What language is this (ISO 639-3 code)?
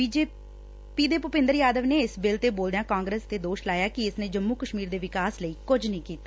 pan